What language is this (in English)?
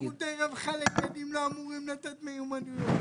Hebrew